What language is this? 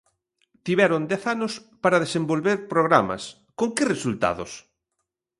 Galician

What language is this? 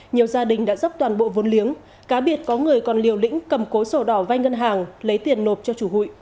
Vietnamese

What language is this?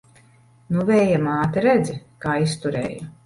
Latvian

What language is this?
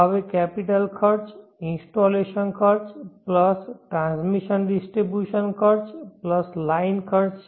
Gujarati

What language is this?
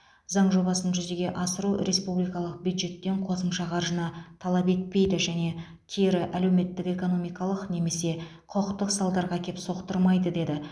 Kazakh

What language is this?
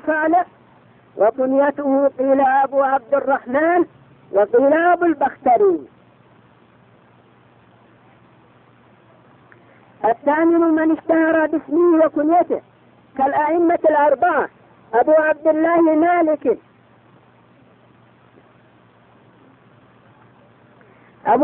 Arabic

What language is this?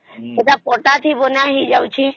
Odia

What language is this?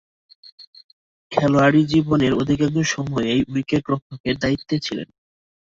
Bangla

